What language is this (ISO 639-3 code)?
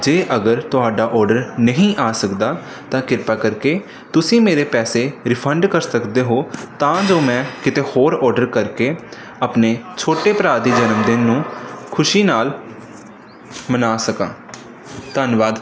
pan